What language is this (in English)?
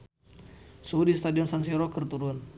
Sundanese